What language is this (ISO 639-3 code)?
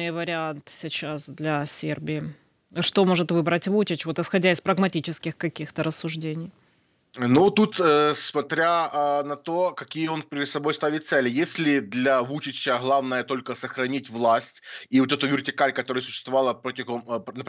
rus